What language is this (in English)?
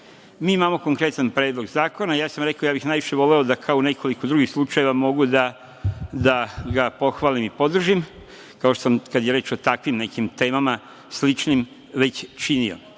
Serbian